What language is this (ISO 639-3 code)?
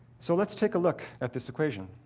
eng